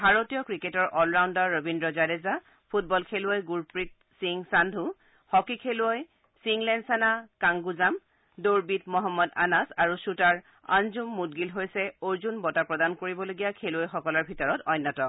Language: Assamese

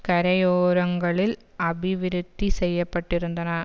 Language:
Tamil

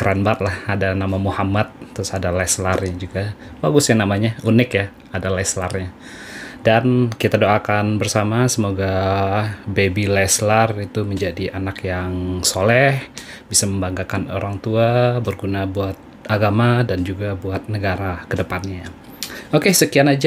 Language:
Indonesian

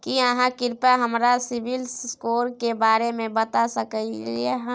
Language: Maithili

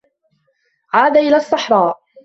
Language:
Arabic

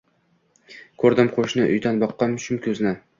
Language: Uzbek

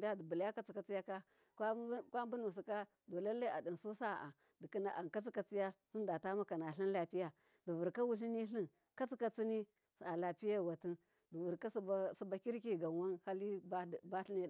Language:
Miya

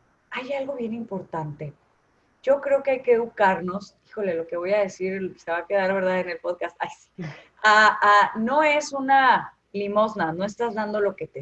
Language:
Spanish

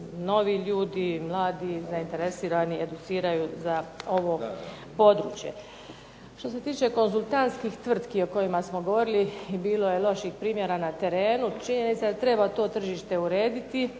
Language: Croatian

